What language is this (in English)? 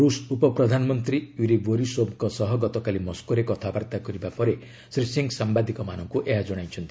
Odia